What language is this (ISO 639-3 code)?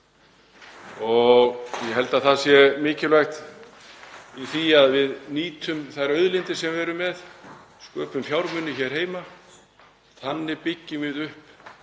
isl